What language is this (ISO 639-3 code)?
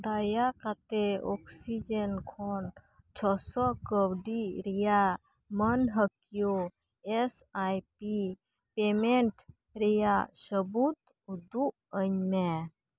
sat